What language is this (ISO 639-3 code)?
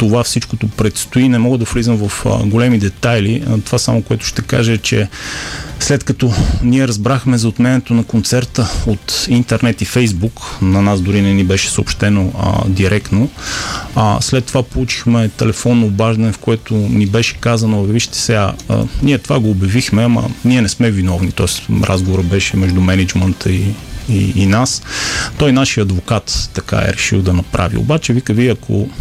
bul